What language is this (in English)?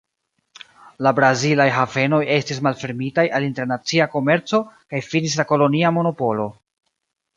Esperanto